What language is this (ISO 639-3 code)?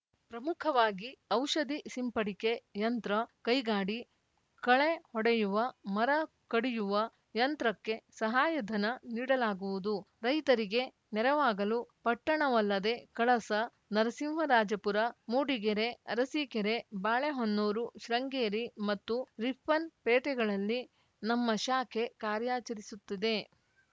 kan